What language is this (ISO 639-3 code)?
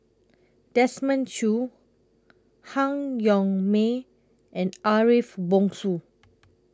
eng